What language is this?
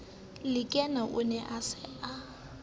Southern Sotho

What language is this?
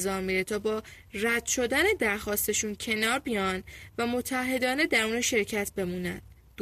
Persian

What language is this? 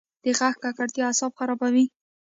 Pashto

